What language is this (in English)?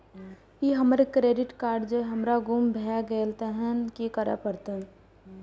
Maithili